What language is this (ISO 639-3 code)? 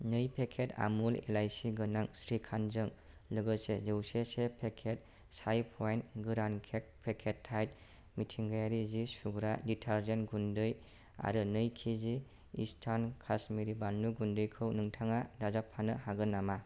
brx